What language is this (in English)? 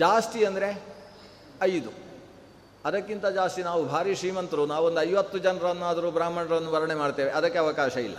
Kannada